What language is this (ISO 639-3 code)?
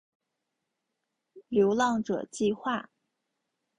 zho